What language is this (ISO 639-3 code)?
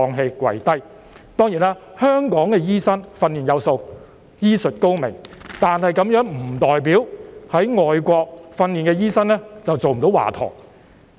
yue